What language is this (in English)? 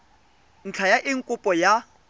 Tswana